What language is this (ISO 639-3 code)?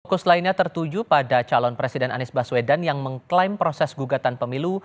ind